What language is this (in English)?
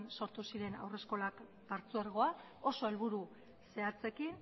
Basque